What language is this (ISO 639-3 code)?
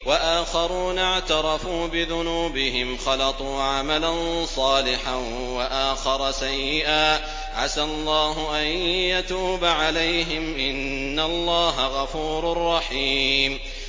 ara